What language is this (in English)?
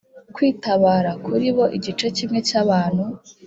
Kinyarwanda